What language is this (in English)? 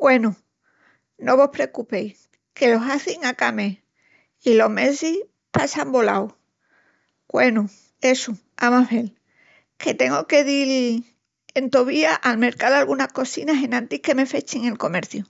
Extremaduran